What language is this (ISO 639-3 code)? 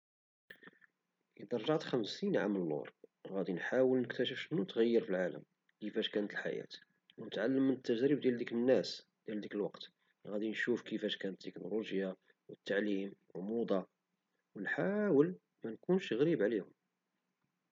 ary